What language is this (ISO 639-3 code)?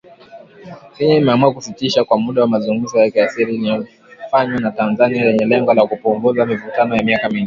swa